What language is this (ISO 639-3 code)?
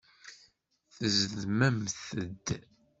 kab